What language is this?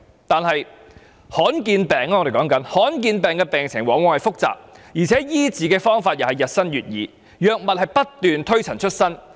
Cantonese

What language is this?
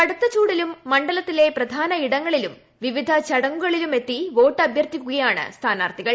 Malayalam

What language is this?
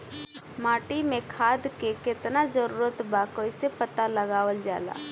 Bhojpuri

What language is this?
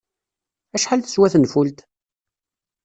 Kabyle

